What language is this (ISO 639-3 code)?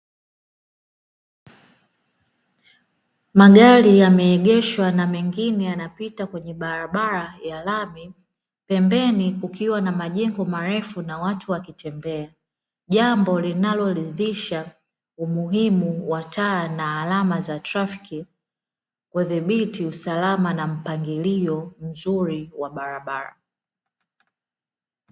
swa